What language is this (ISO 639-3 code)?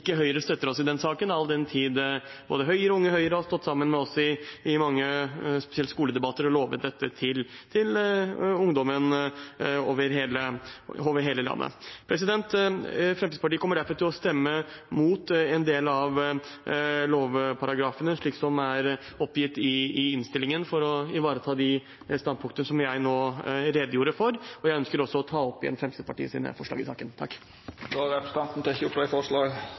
nor